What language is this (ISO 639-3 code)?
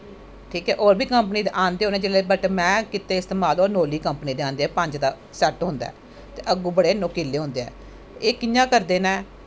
doi